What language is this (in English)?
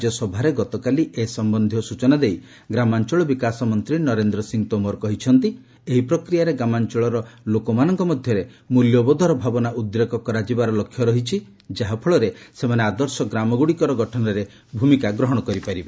Odia